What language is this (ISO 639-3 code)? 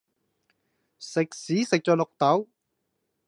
yue